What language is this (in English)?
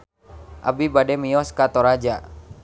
Sundanese